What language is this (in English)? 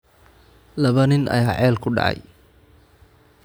Somali